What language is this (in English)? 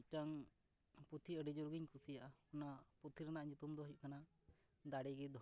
Santali